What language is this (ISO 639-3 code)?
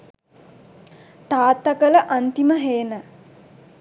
sin